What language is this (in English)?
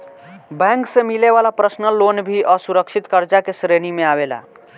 Bhojpuri